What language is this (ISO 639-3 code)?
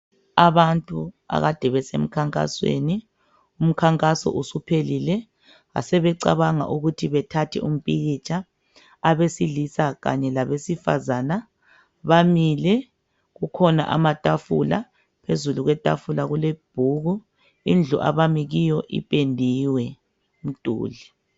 nde